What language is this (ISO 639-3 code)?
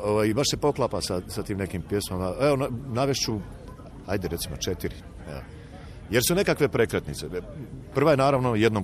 hrv